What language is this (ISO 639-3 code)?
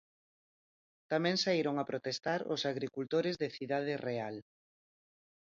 glg